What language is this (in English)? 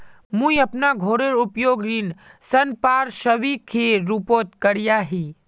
Magahi